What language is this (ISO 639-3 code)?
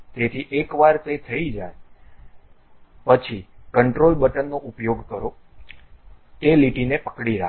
guj